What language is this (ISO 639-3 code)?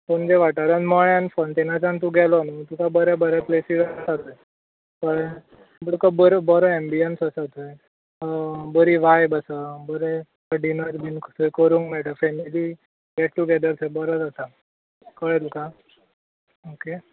kok